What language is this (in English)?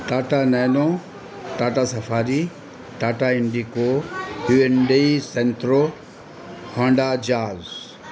Urdu